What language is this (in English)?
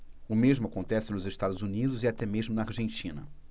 Portuguese